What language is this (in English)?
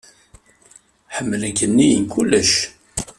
Kabyle